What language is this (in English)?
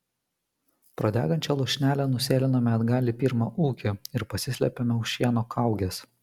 Lithuanian